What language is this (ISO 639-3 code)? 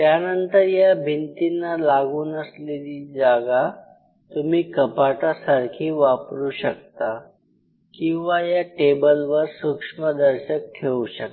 mar